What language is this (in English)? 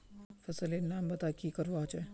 Magahi